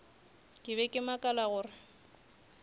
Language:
Northern Sotho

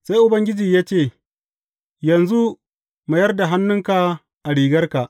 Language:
Hausa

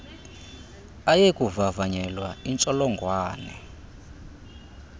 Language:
Xhosa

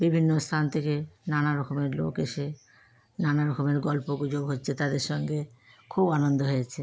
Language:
Bangla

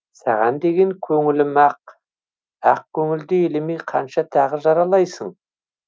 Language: Kazakh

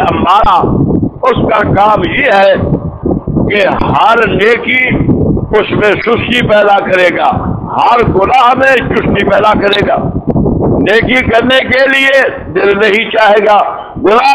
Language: Romanian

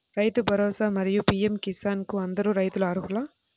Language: Telugu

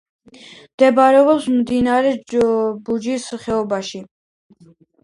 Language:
Georgian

